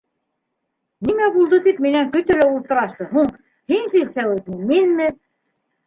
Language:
Bashkir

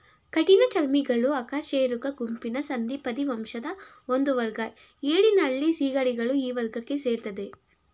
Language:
Kannada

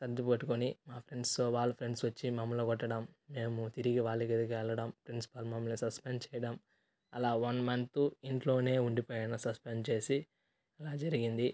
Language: Telugu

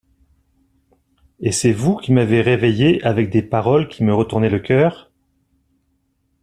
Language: French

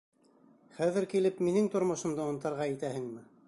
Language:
Bashkir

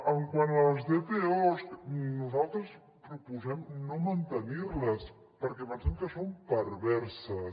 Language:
Catalan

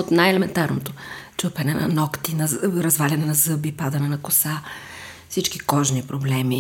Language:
Bulgarian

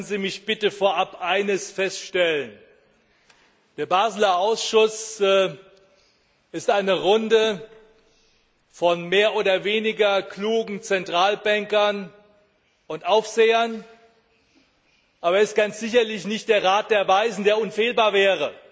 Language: German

